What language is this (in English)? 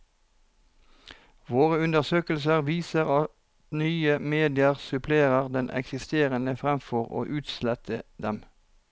Norwegian